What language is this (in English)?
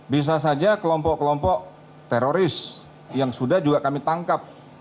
Indonesian